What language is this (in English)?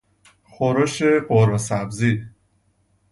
Persian